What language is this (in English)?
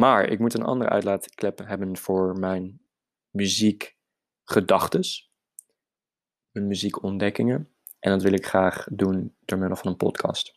Dutch